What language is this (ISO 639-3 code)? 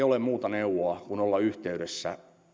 fin